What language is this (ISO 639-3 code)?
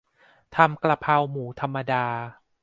tha